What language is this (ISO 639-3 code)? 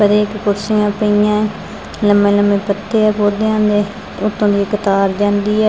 pan